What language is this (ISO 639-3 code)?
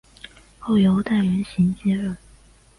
zho